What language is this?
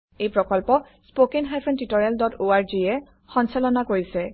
Assamese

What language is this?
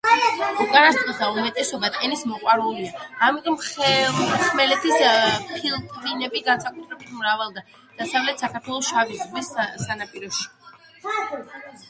Georgian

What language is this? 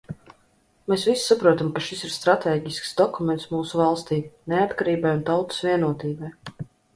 Latvian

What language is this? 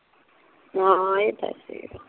Punjabi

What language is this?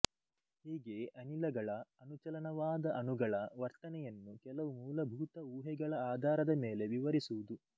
Kannada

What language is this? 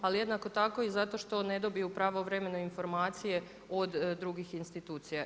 Croatian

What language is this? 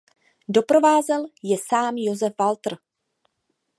Czech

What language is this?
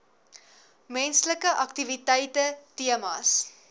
Afrikaans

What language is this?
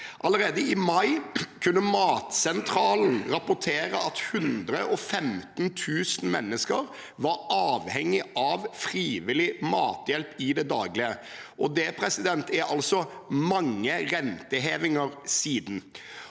Norwegian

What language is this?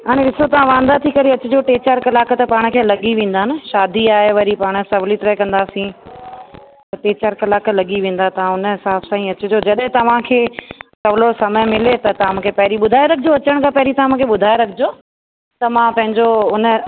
Sindhi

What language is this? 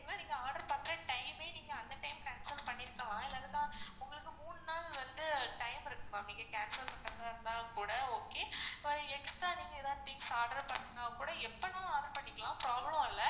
Tamil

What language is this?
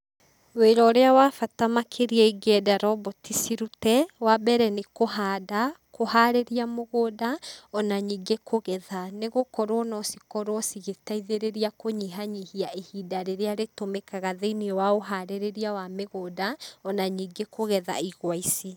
Kikuyu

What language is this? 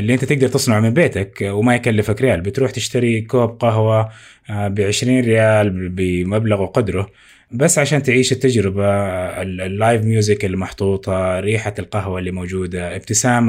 Arabic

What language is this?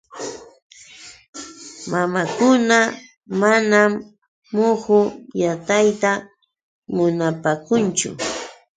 Yauyos Quechua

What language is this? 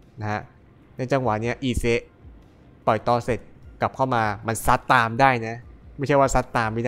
Thai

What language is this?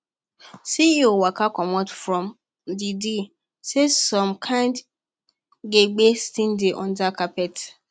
Nigerian Pidgin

